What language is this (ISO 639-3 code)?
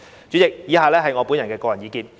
yue